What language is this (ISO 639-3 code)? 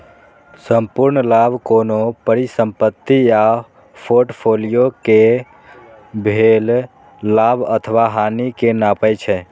mai